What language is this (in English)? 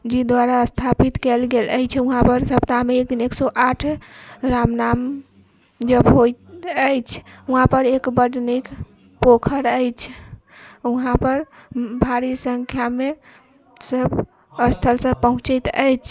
Maithili